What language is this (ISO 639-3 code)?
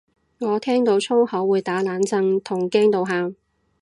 yue